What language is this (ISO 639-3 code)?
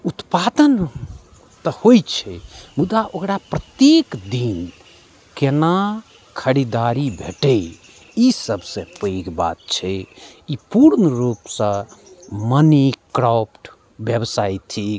mai